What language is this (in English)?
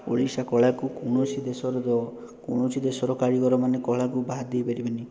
Odia